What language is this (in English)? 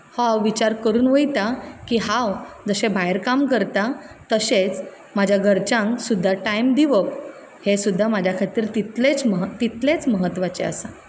Konkani